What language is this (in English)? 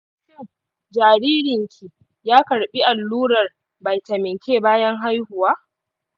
Hausa